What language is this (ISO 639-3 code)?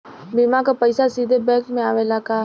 bho